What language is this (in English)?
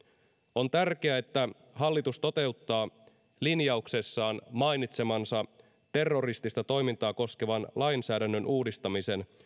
Finnish